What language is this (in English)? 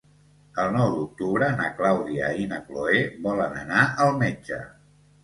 Catalan